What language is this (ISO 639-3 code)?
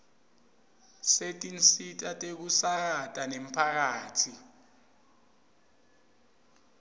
ssw